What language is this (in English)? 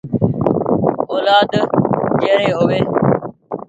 Goaria